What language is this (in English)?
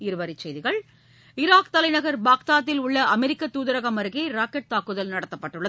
Tamil